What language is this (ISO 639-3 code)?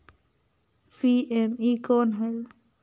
hne